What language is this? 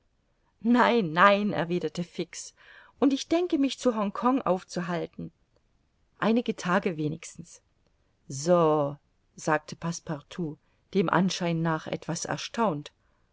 German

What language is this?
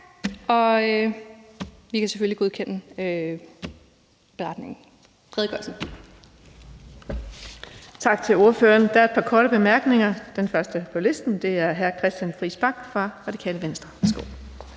Danish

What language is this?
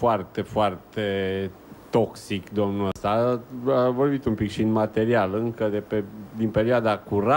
Romanian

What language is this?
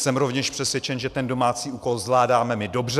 Czech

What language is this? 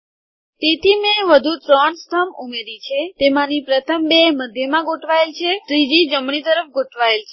Gujarati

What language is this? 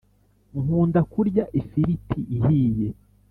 Kinyarwanda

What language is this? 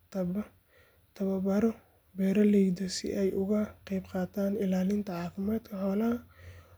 Somali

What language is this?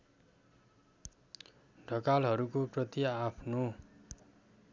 Nepali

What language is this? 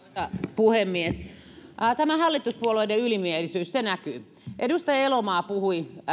Finnish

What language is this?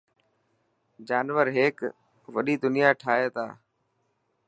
Dhatki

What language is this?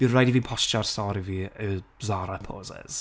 Welsh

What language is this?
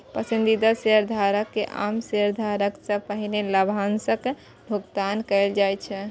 Maithili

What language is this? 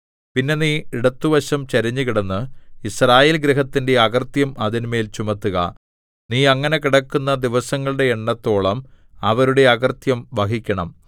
Malayalam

